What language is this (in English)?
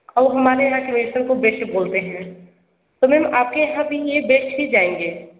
Hindi